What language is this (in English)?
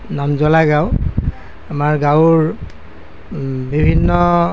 Assamese